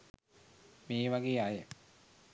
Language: Sinhala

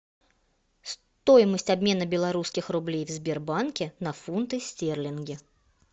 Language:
Russian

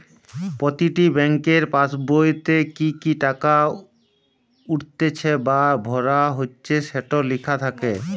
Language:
Bangla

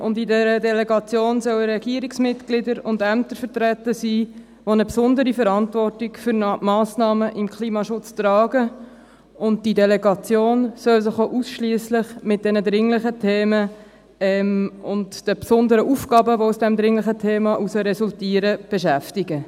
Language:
Swiss German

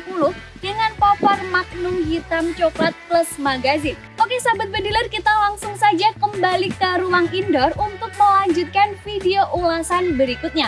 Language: Indonesian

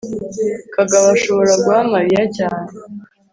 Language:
Kinyarwanda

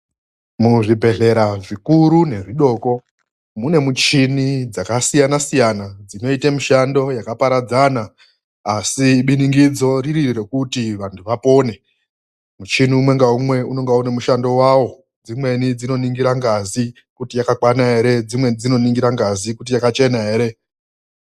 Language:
Ndau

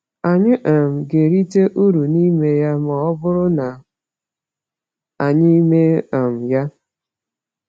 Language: Igbo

